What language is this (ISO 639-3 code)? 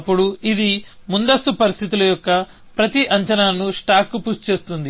tel